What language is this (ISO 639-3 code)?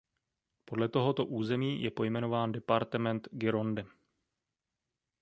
ces